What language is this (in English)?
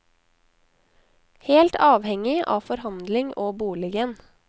Norwegian